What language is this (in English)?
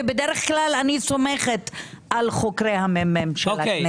Hebrew